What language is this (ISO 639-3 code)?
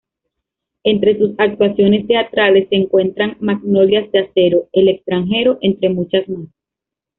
spa